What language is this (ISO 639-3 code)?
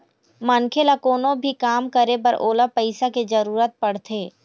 hne